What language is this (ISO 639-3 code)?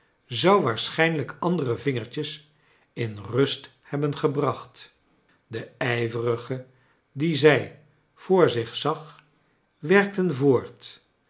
nld